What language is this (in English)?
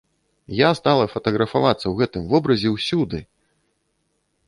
Belarusian